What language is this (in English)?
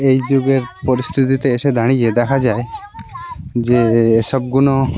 Bangla